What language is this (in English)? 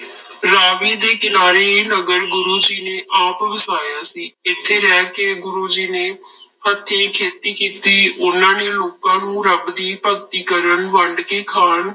Punjabi